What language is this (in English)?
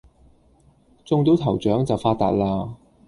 Cantonese